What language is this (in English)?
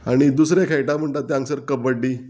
Konkani